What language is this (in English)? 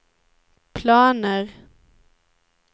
Swedish